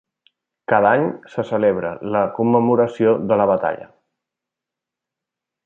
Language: Catalan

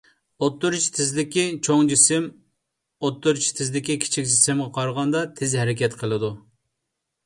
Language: Uyghur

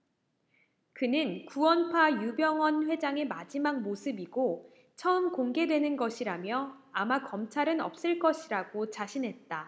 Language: Korean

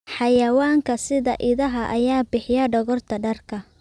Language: Somali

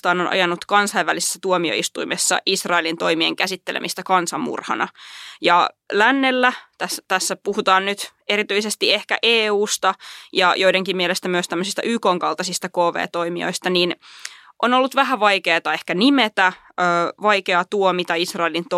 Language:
Finnish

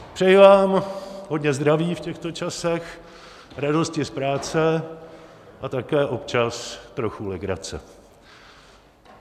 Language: Czech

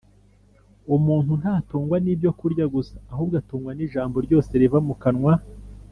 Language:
Kinyarwanda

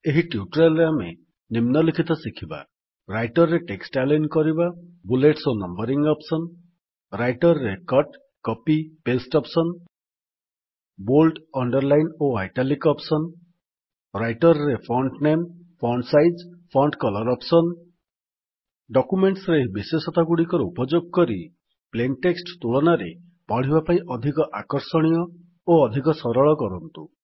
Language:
Odia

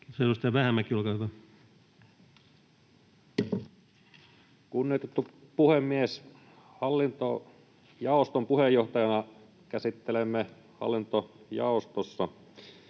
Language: Finnish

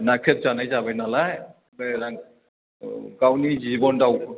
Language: Bodo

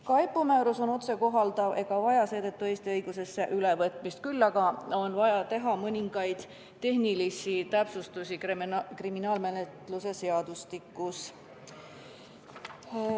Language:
Estonian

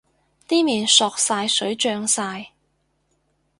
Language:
Cantonese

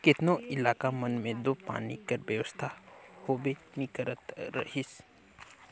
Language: Chhattisgarhi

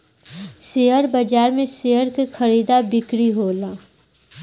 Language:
Bhojpuri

